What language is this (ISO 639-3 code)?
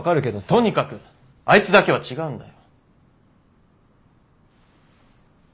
jpn